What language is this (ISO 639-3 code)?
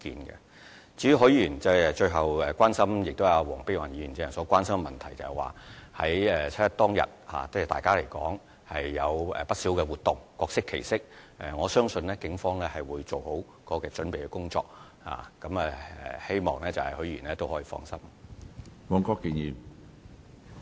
yue